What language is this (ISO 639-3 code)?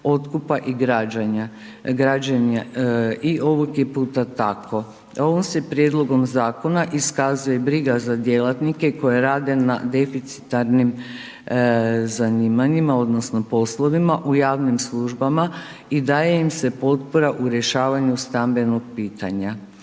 hrv